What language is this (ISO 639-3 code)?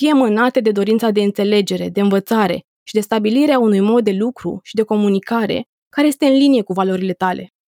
ron